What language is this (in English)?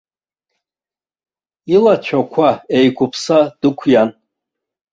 Abkhazian